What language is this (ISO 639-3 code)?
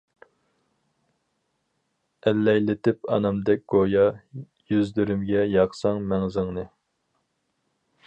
uig